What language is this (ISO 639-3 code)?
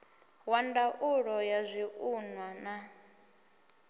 ven